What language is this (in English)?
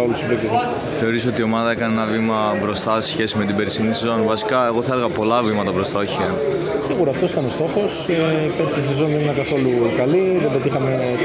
Greek